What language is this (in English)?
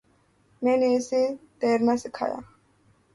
Urdu